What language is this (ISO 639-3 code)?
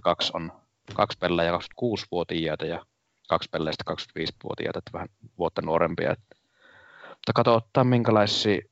fin